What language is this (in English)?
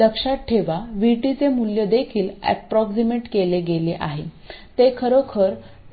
Marathi